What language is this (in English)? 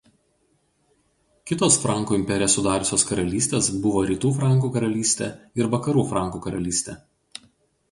Lithuanian